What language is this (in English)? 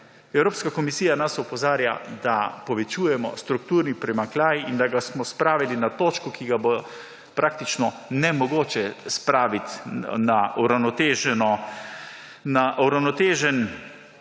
Slovenian